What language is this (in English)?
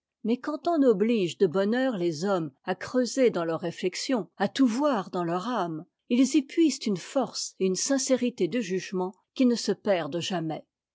French